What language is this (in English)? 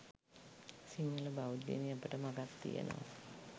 Sinhala